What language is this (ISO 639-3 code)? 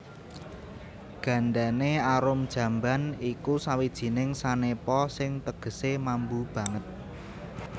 jav